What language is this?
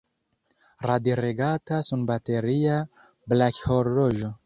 Esperanto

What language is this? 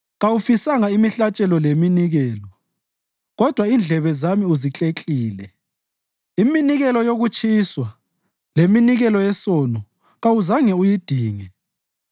North Ndebele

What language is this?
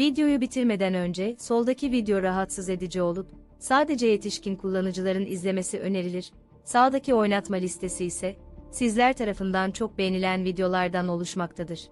Turkish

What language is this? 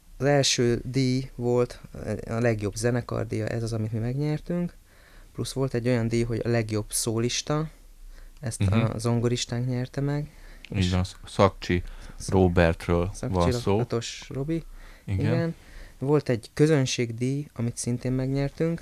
Hungarian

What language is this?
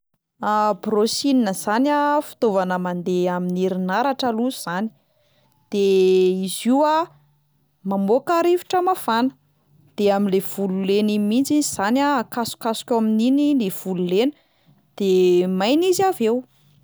Malagasy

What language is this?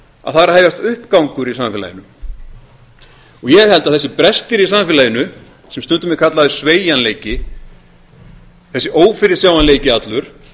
Icelandic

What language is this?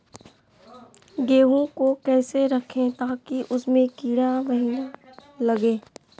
Magahi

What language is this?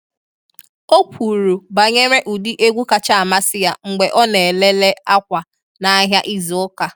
Igbo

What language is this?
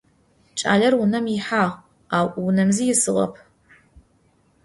Adyghe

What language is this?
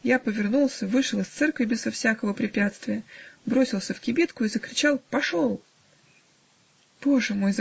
Russian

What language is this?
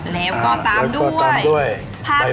Thai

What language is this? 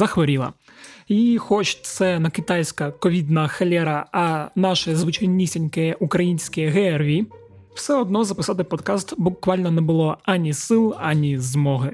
Ukrainian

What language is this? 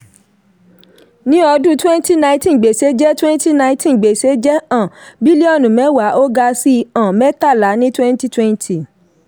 Yoruba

